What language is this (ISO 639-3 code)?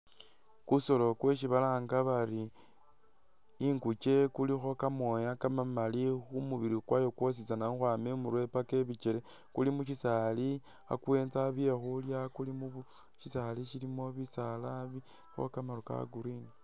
myx